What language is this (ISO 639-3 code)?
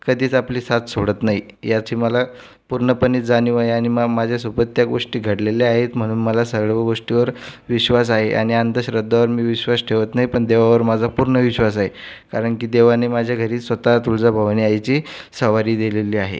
mar